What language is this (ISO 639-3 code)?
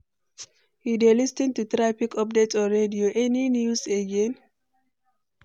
pcm